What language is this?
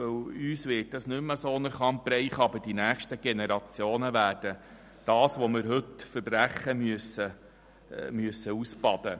Swiss German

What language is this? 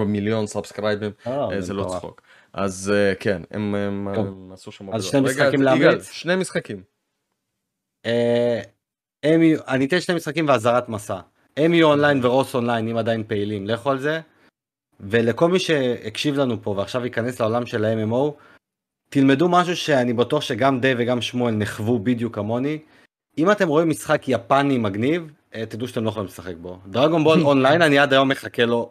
Hebrew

